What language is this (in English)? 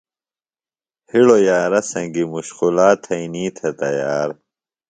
Phalura